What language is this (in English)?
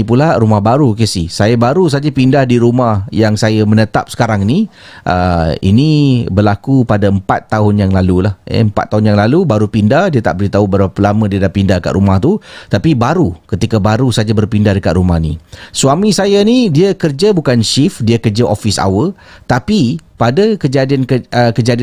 Malay